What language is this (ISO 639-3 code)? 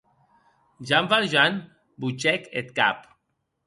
oci